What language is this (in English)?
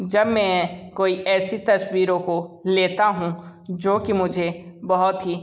Hindi